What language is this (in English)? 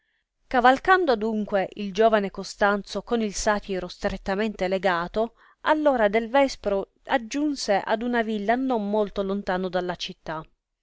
Italian